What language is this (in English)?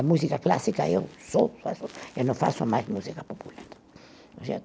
Portuguese